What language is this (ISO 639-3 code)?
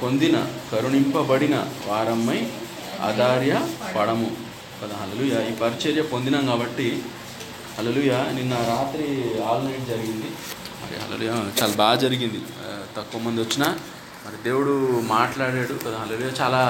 tel